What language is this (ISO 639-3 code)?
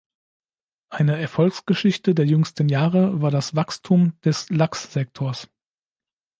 deu